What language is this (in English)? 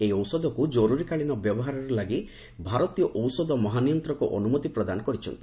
Odia